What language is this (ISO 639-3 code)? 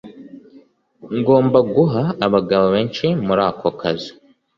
kin